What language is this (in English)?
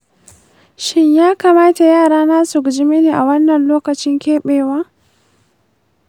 Hausa